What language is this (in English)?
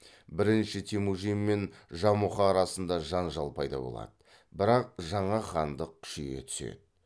Kazakh